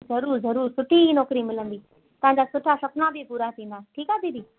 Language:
Sindhi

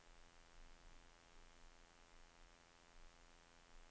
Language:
Danish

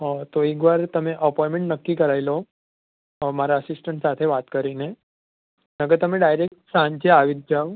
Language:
Gujarati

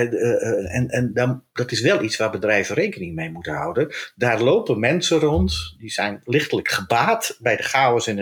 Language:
Dutch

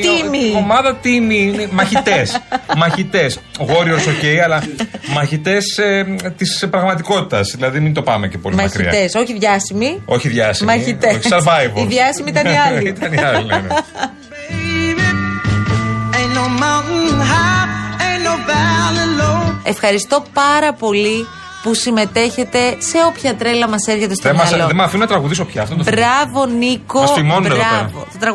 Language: Greek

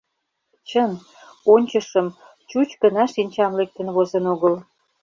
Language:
Mari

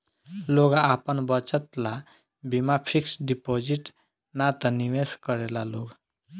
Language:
Bhojpuri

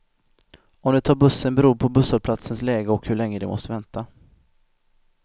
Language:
Swedish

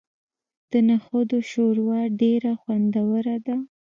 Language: Pashto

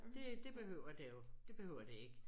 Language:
Danish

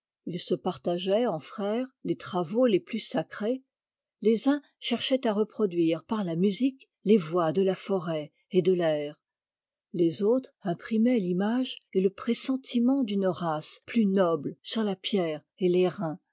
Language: French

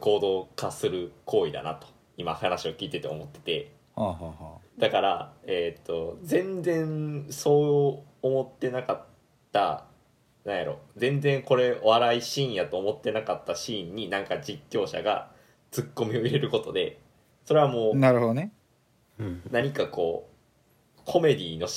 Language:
Japanese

